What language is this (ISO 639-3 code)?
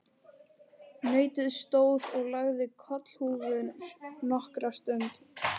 isl